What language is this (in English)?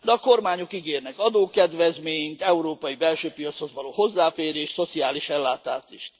Hungarian